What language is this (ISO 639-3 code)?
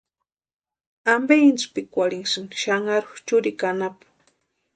pua